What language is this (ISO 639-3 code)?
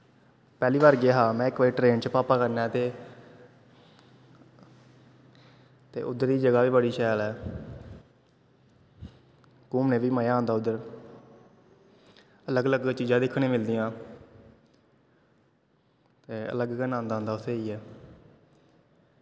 doi